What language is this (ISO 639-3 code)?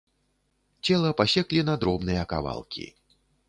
bel